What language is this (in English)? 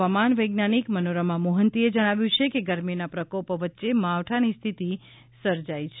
Gujarati